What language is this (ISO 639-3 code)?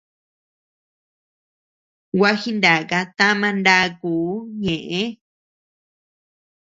cux